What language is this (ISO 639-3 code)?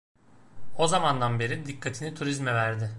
tur